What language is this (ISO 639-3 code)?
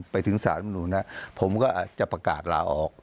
tha